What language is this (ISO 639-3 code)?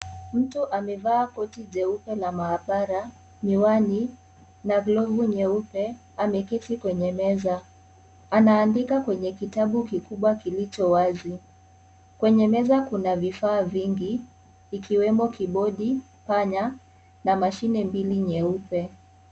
swa